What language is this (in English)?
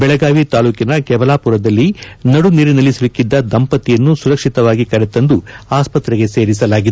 Kannada